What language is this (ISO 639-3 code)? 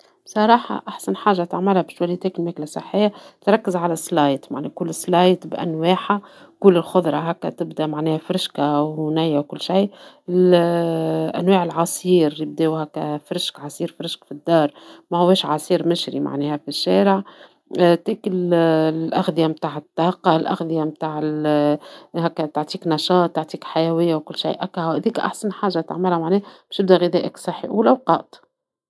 aeb